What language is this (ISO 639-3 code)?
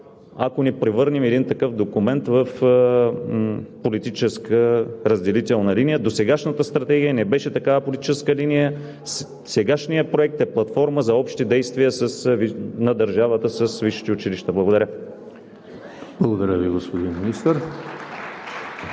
bul